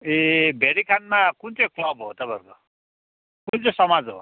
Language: Nepali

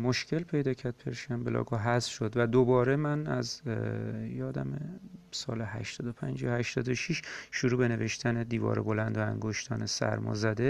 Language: Persian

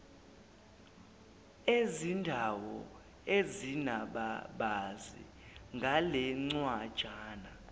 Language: Zulu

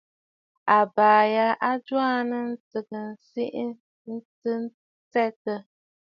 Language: Bafut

